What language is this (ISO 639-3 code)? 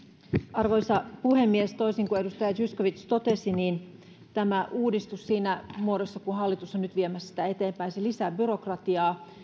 fin